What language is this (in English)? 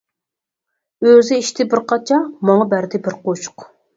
Uyghur